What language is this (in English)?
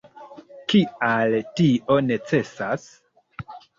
Esperanto